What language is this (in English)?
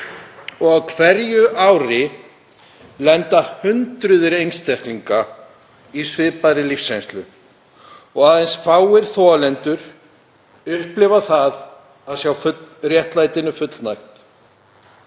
Icelandic